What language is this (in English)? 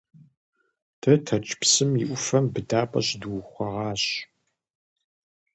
Kabardian